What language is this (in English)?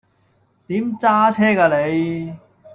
Cantonese